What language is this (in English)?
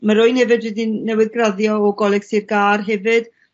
Welsh